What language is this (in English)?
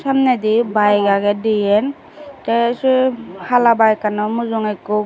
Chakma